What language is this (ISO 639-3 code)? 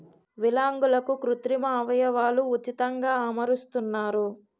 tel